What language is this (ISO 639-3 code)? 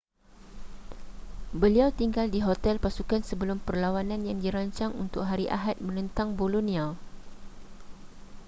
msa